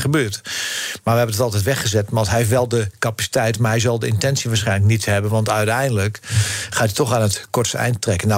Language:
Dutch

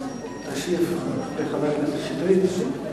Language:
Hebrew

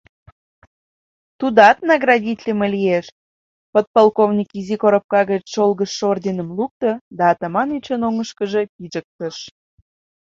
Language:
Mari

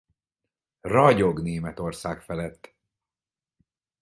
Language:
Hungarian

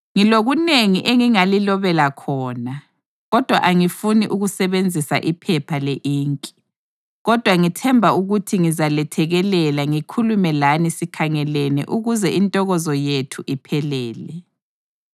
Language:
North Ndebele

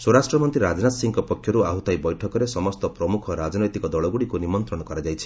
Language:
Odia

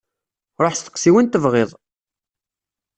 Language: Kabyle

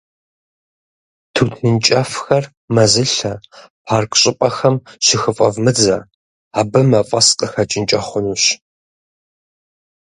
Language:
Kabardian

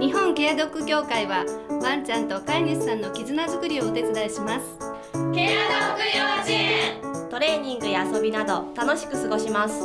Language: Japanese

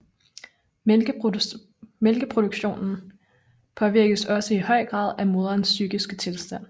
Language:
Danish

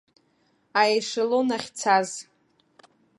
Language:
Abkhazian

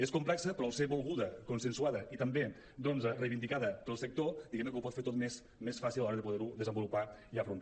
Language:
Catalan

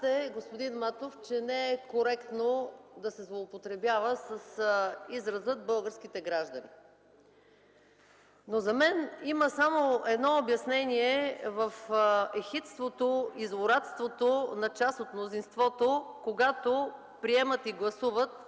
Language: Bulgarian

